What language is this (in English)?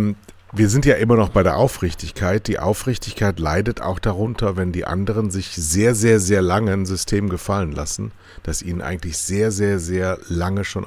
German